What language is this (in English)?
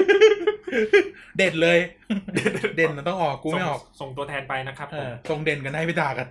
Thai